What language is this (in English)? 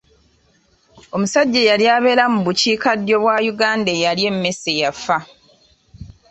Ganda